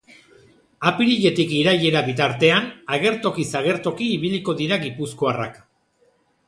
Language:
Basque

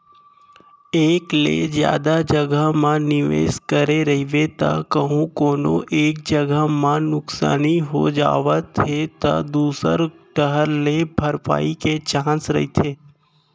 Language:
Chhattisgarhi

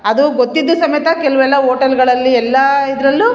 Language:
Kannada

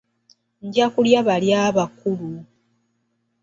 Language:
Ganda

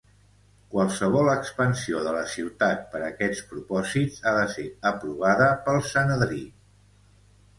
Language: Catalan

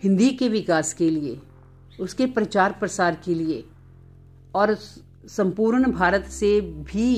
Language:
Hindi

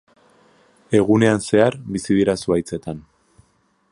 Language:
Basque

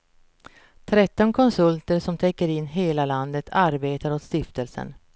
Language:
Swedish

